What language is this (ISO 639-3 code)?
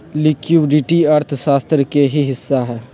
mag